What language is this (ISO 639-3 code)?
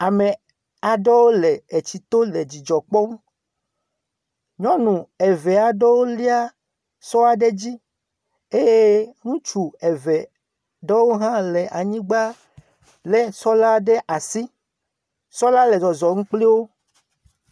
ewe